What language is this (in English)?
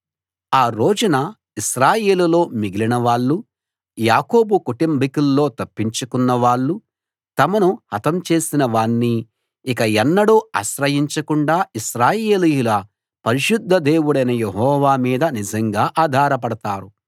Telugu